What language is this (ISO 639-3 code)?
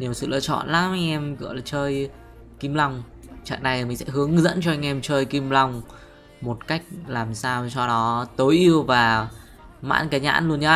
vie